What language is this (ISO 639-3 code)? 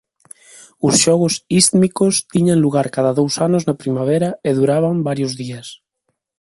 glg